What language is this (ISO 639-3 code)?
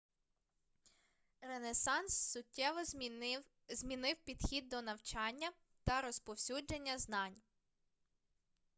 ukr